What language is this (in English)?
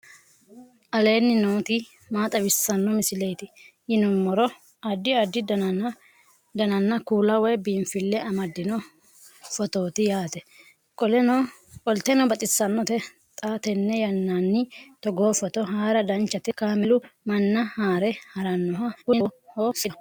Sidamo